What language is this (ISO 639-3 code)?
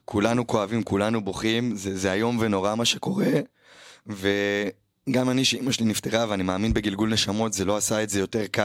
heb